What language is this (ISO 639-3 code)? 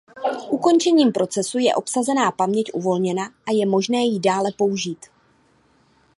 ces